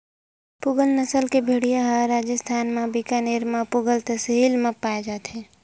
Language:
Chhattisgarhi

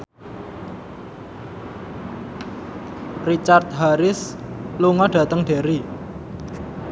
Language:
Javanese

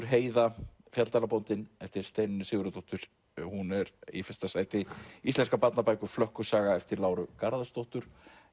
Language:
Icelandic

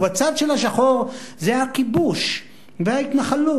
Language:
Hebrew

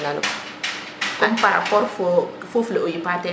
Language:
Serer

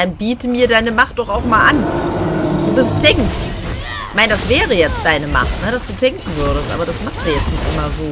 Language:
German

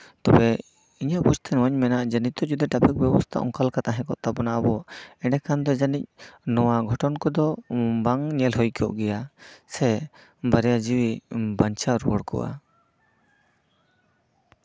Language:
Santali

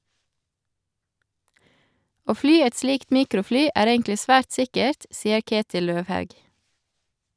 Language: Norwegian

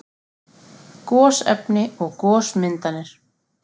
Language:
Icelandic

